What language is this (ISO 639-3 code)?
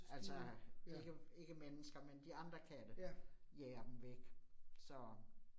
dan